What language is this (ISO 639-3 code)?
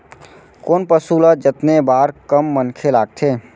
hne